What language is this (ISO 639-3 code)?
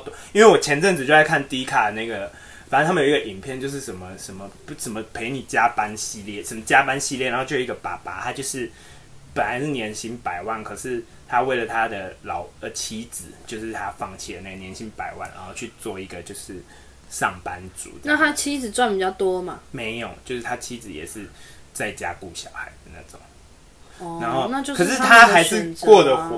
zho